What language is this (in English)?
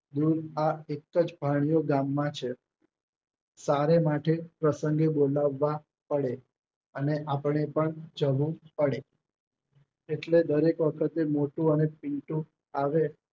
Gujarati